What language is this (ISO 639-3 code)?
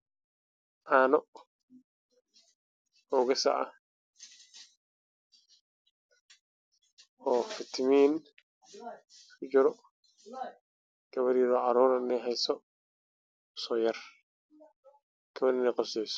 som